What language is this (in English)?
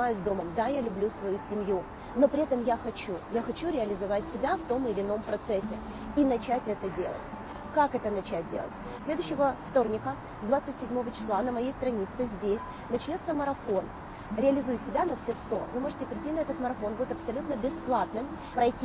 Russian